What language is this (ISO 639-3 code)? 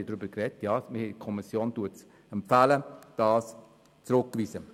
gsw